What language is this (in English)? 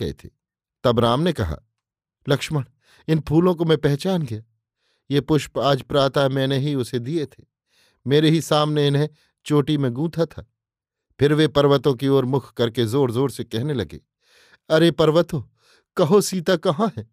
Hindi